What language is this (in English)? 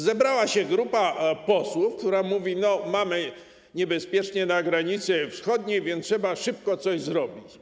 Polish